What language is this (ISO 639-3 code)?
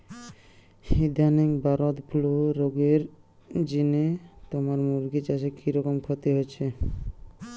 ben